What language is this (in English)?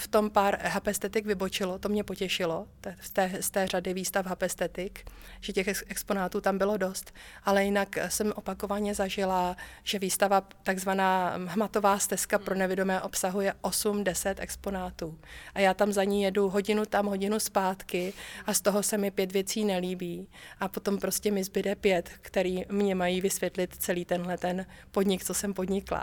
Czech